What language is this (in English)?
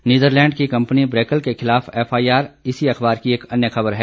Hindi